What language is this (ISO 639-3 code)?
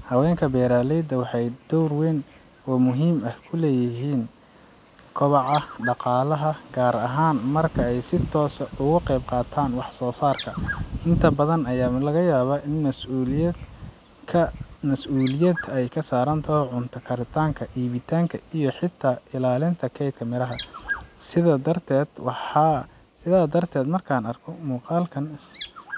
som